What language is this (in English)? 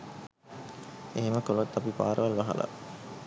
Sinhala